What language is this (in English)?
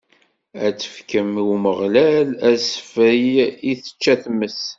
Kabyle